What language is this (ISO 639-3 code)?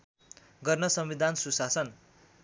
nep